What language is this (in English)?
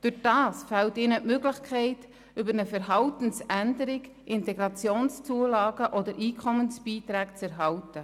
Swiss German